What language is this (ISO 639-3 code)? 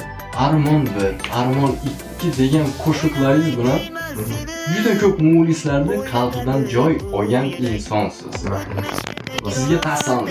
tur